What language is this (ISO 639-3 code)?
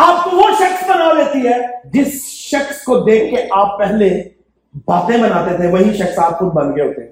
urd